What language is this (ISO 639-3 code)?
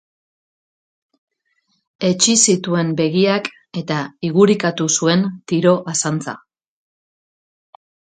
eus